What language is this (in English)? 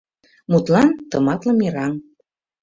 Mari